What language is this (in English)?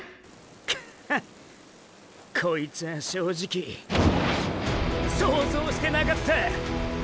Japanese